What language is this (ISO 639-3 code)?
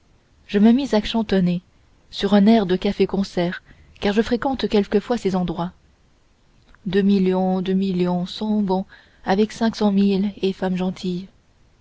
fra